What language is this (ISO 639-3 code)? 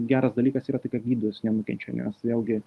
lit